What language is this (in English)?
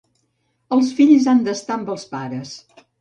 Catalan